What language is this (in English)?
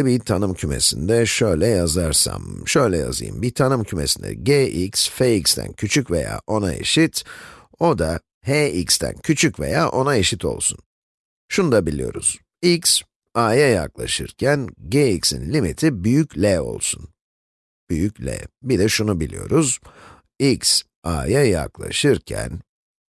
Turkish